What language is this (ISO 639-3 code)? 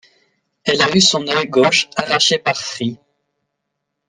fra